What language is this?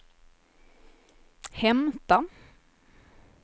Swedish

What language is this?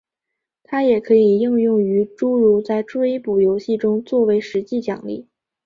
Chinese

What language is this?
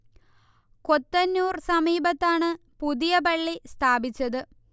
Malayalam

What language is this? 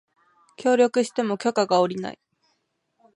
Japanese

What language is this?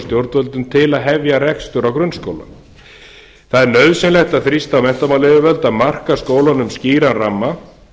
Icelandic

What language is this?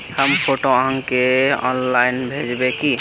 Magahi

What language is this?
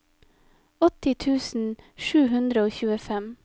Norwegian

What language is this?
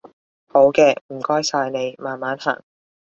Cantonese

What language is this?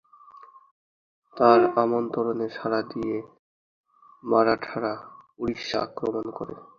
Bangla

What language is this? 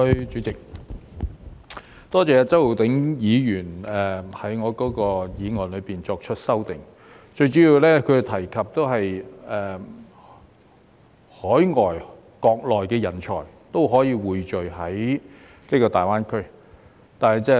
Cantonese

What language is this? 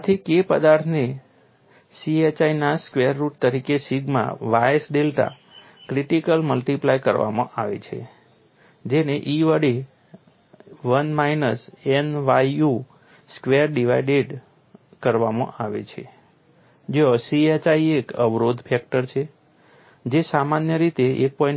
Gujarati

